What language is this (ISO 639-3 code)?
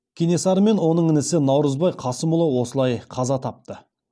kaz